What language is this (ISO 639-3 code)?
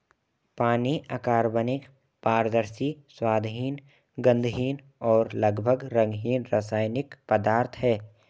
hin